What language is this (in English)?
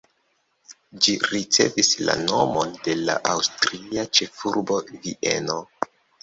Esperanto